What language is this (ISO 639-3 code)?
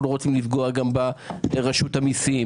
heb